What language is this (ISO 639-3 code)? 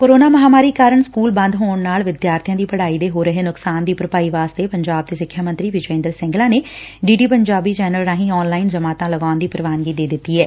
pan